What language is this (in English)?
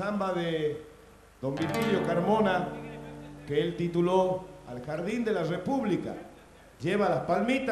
Spanish